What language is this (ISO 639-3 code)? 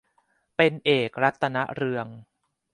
tha